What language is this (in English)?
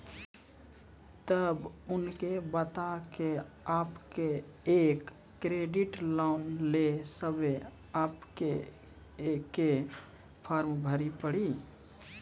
Maithili